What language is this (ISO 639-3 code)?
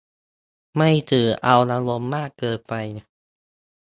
tha